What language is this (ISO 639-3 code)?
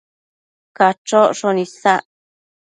mcf